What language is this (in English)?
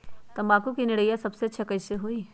Magahi